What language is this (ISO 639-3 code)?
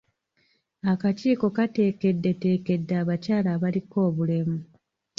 lug